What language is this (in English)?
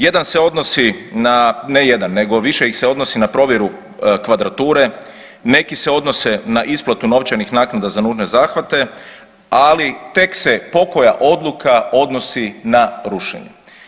Croatian